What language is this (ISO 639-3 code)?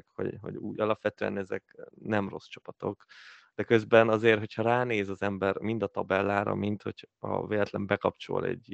hun